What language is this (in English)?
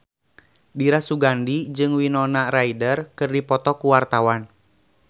Sundanese